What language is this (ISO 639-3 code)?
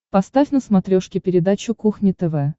rus